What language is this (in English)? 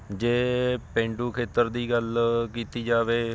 Punjabi